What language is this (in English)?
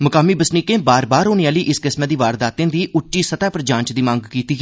Dogri